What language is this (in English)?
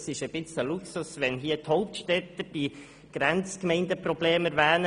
Swiss German